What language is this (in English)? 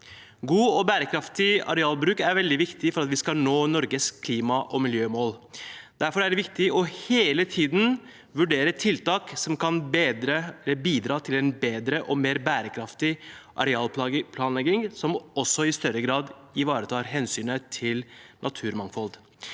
Norwegian